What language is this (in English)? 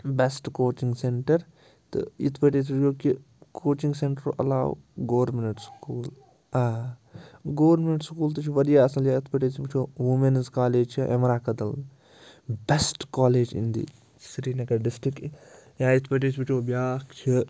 Kashmiri